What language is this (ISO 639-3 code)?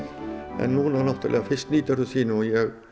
isl